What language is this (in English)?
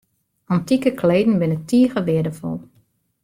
Western Frisian